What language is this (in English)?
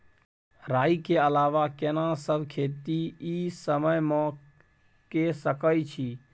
Maithili